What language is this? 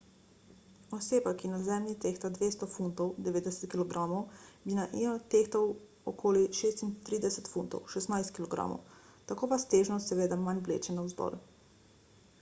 Slovenian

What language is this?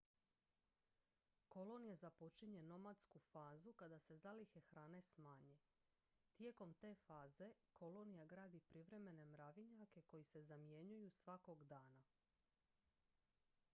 Croatian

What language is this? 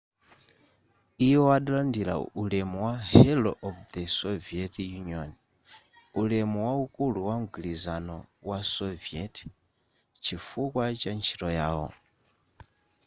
Nyanja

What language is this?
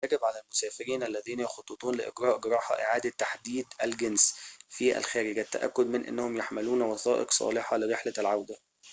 Arabic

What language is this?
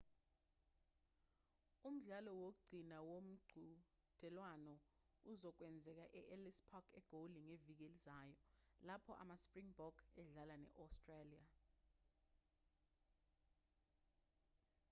Zulu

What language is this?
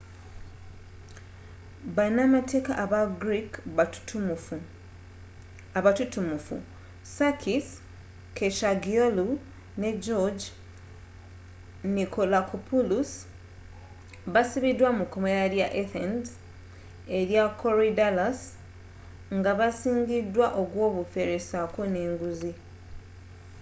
Ganda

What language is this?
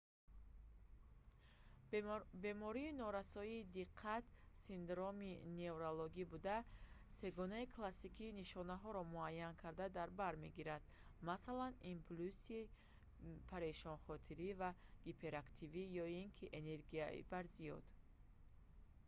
Tajik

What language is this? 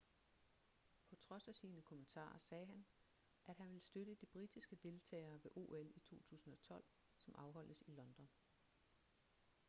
Danish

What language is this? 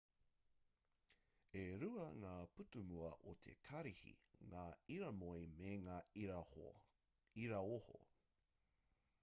Māori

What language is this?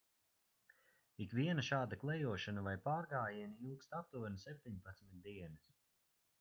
Latvian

